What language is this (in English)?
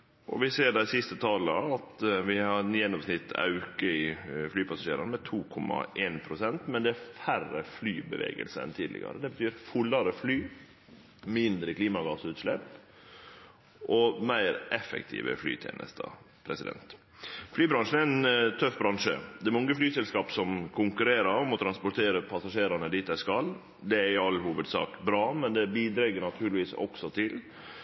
Norwegian Nynorsk